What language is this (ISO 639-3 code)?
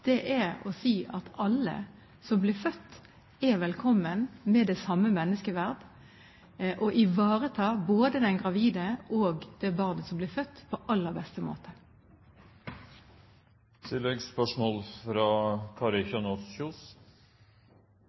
nor